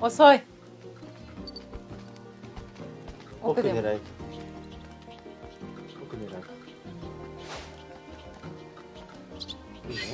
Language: Japanese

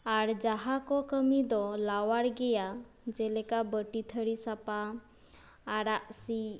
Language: Santali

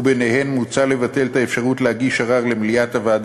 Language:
Hebrew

